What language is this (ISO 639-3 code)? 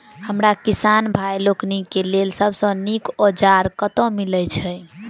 mai